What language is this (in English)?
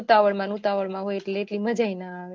Gujarati